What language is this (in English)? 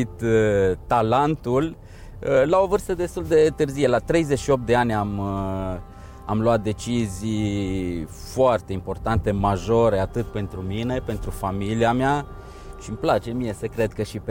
Romanian